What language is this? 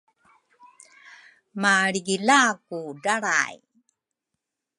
Rukai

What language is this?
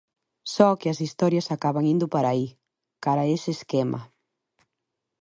Galician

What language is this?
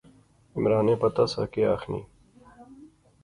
Pahari-Potwari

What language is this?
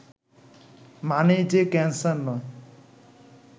Bangla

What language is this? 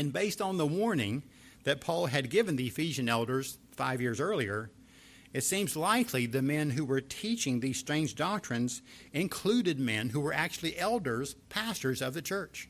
English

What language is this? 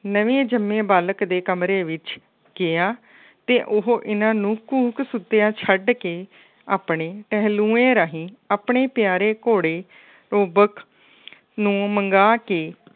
Punjabi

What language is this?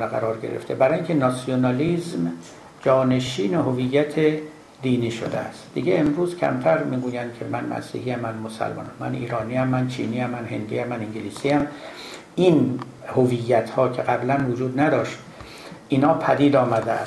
Persian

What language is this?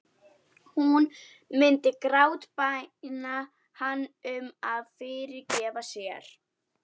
Icelandic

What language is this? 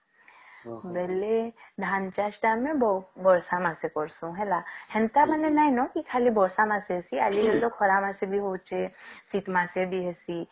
Odia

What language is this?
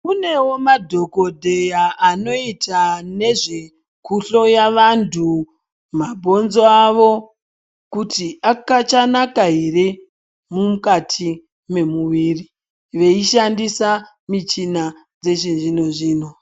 Ndau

